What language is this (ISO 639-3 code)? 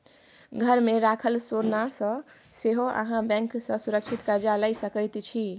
mai